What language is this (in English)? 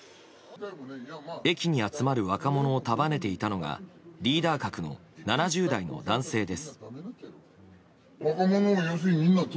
Japanese